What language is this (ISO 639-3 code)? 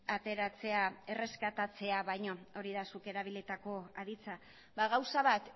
eus